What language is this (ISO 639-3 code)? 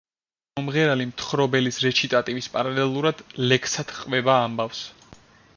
kat